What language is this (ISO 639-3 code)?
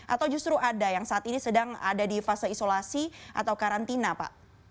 ind